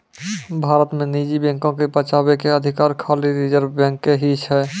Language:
Maithili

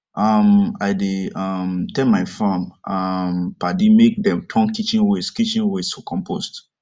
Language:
Nigerian Pidgin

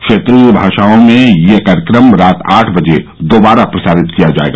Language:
Hindi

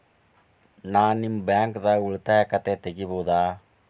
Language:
Kannada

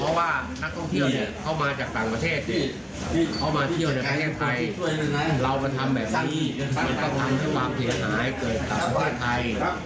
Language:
Thai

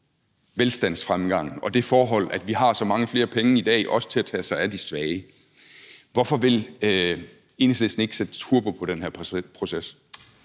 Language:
Danish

